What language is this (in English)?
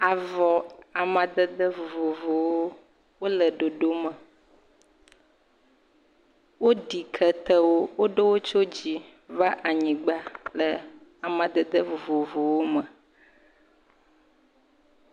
Ewe